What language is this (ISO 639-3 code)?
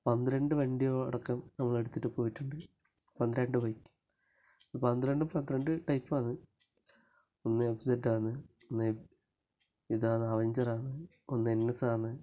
mal